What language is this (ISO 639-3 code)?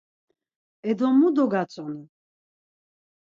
lzz